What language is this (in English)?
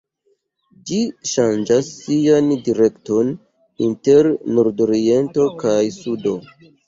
Esperanto